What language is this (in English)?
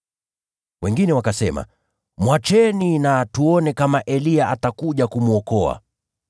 Swahili